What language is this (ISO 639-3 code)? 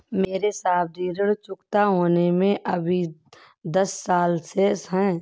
hin